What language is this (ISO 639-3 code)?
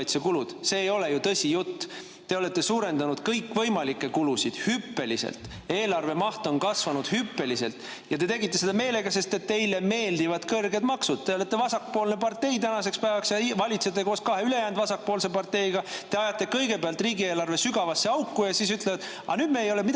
est